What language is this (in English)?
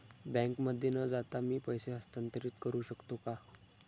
Marathi